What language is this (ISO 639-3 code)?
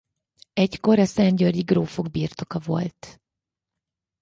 hun